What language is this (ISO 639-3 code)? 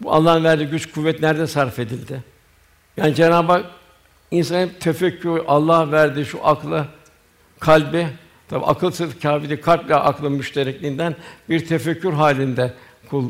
tur